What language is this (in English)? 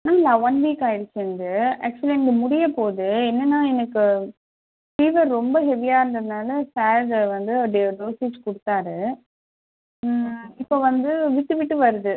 Tamil